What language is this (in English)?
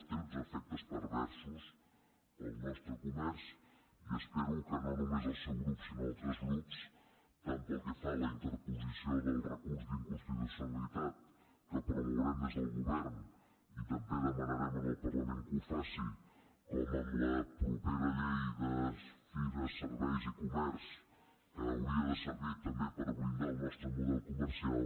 Catalan